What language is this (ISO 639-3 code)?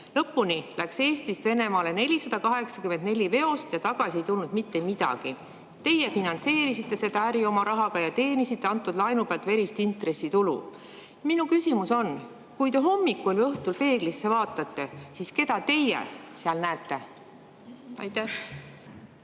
est